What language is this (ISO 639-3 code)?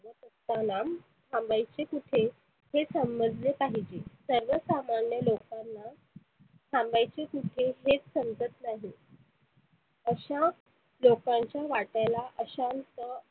mar